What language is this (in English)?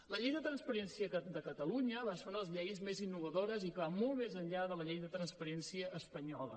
Catalan